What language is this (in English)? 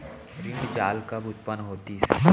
Chhattisgarhi